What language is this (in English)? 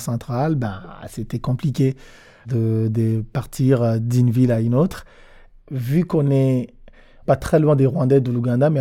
French